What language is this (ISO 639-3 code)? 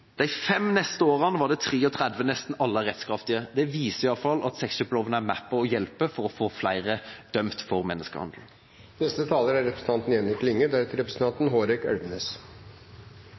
nor